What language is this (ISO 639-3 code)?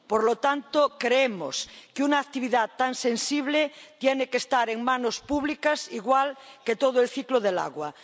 spa